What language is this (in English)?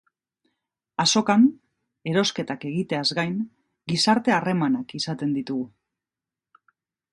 Basque